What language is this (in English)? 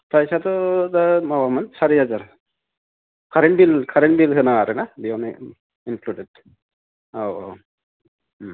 Bodo